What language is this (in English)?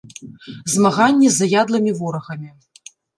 Belarusian